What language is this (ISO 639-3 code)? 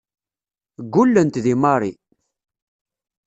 kab